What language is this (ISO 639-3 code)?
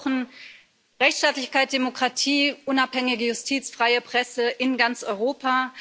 deu